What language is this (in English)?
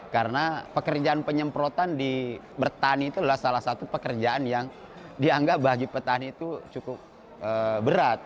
Indonesian